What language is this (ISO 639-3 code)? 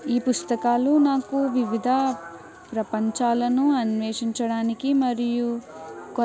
tel